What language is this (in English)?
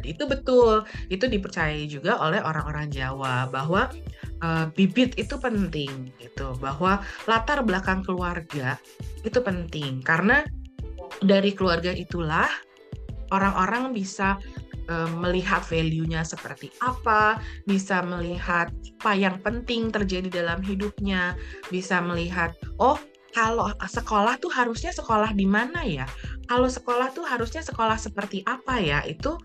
Indonesian